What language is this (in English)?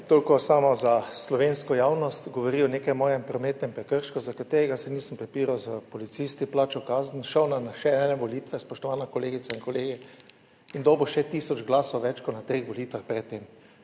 Slovenian